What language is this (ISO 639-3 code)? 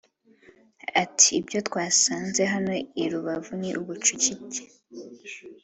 kin